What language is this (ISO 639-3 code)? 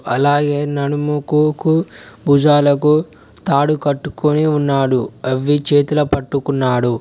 tel